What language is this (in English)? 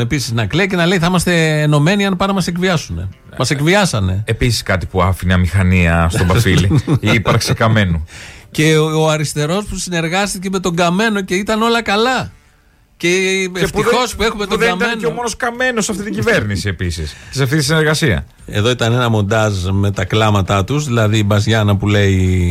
Greek